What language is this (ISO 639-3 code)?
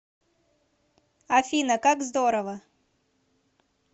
rus